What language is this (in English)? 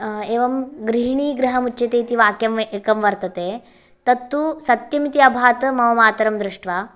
Sanskrit